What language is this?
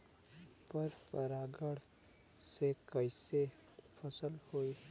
Bhojpuri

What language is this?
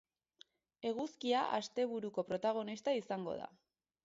Basque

